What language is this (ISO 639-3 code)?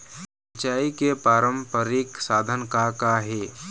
hne